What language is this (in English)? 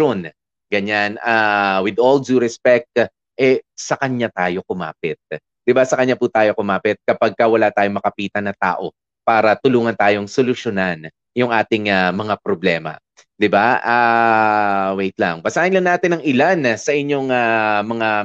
Filipino